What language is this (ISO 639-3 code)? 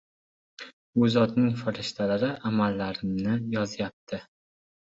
uzb